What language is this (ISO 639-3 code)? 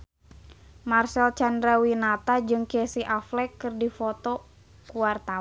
sun